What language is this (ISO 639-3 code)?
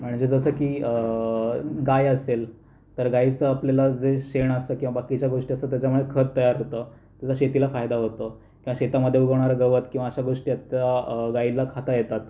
mar